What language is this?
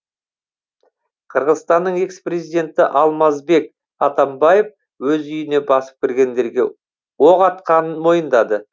Kazakh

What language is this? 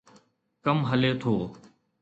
Sindhi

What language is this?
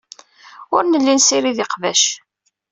Kabyle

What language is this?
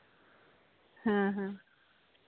Santali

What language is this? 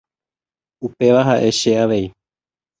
Guarani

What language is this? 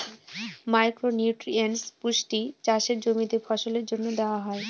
Bangla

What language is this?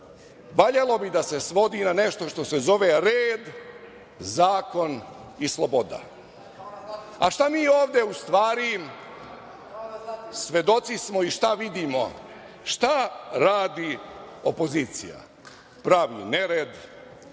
Serbian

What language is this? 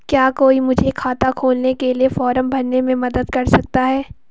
Hindi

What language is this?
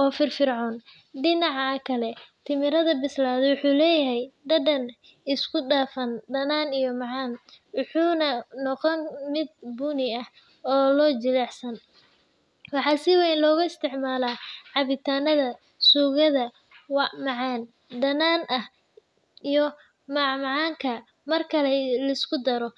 Somali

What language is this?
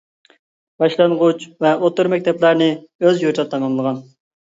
Uyghur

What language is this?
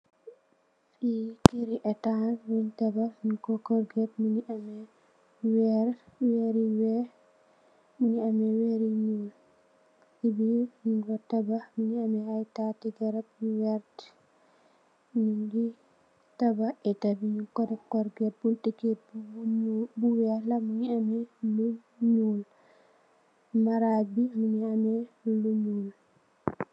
Wolof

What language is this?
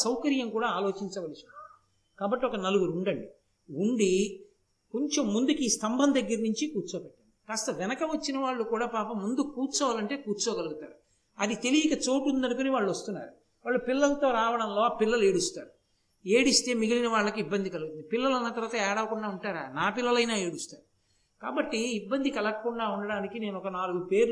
Telugu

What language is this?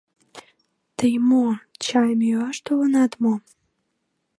Mari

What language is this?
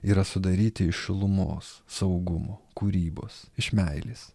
Lithuanian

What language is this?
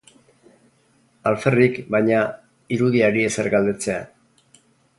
Basque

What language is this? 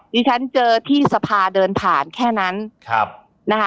Thai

